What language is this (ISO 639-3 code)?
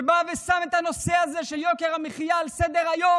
heb